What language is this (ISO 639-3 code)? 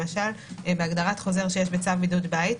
heb